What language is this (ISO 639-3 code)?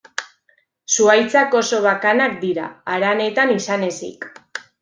eus